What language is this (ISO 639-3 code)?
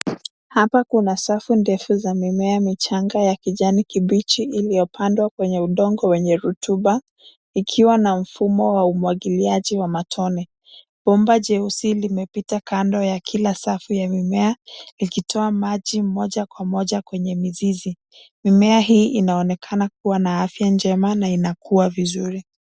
swa